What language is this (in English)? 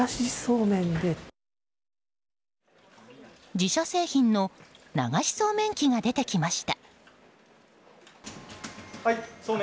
Japanese